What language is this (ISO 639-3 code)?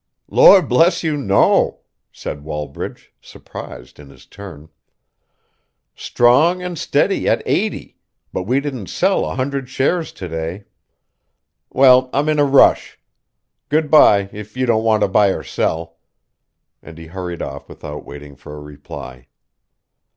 eng